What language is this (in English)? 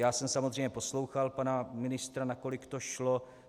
Czech